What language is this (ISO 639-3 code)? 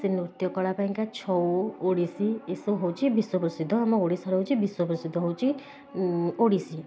ori